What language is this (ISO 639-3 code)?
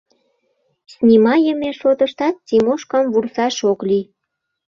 chm